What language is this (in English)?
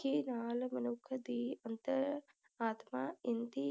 Punjabi